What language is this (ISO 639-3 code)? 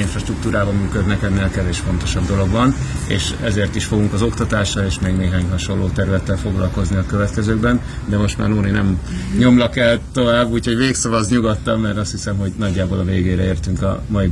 hun